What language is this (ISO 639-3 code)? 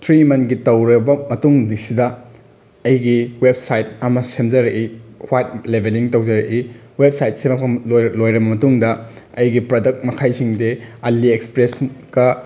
mni